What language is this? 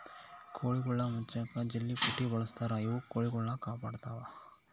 Kannada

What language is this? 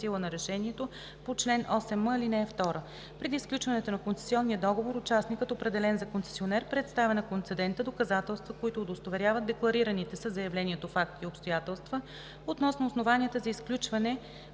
Bulgarian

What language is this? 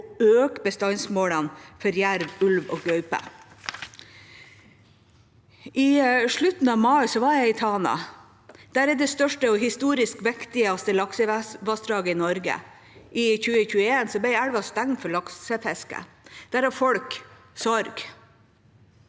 Norwegian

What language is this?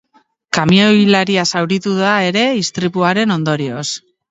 Basque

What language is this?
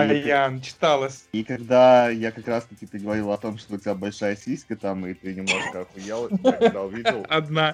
Russian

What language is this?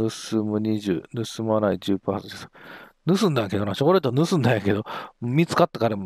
Japanese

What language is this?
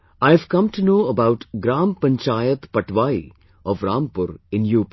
English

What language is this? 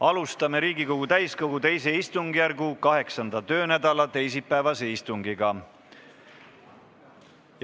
Estonian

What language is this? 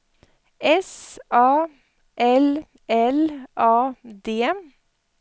Swedish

